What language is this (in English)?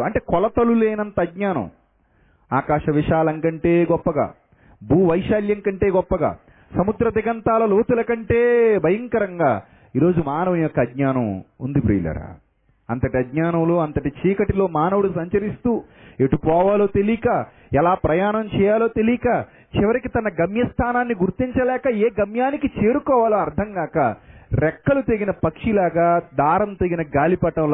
Telugu